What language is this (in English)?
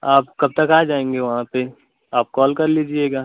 Hindi